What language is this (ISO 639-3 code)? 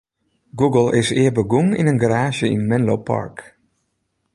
fry